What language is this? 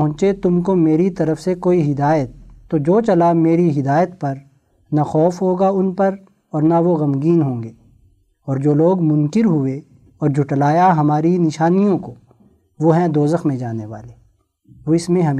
Urdu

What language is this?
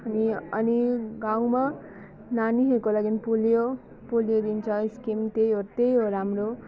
Nepali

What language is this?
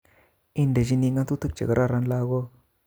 Kalenjin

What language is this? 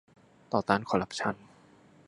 Thai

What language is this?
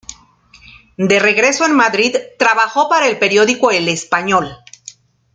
Spanish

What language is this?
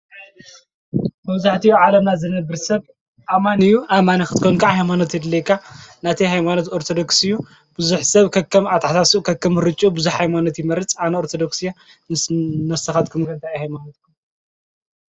Tigrinya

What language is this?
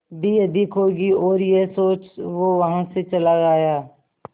Hindi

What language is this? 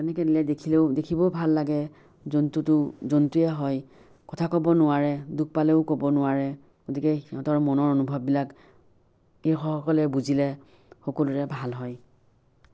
Assamese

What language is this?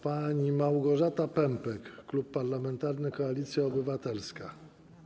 Polish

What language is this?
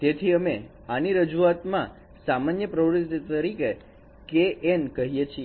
Gujarati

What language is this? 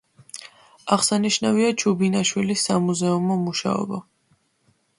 Georgian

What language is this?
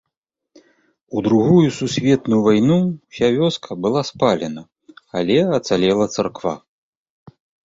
Belarusian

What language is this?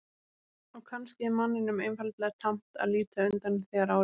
Icelandic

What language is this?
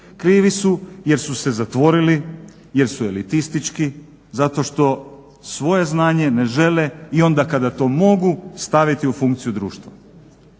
Croatian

